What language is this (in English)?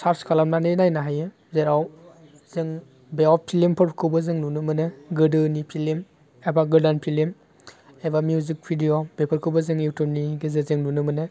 Bodo